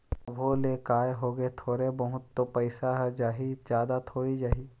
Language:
Chhattisgarhi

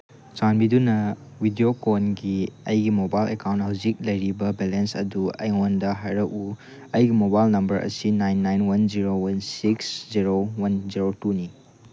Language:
Manipuri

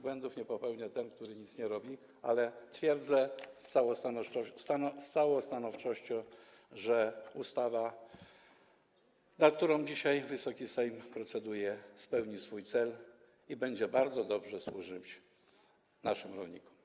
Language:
Polish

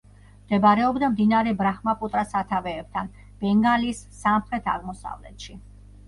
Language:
Georgian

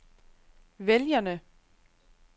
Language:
Danish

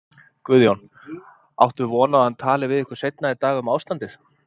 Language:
Icelandic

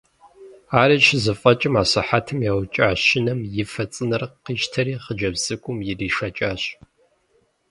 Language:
Kabardian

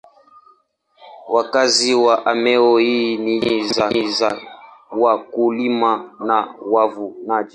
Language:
Swahili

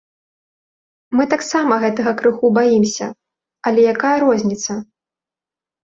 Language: Belarusian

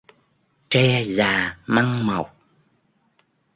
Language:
Vietnamese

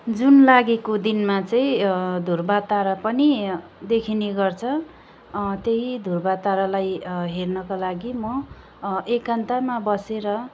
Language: Nepali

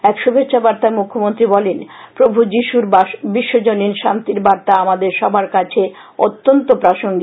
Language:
Bangla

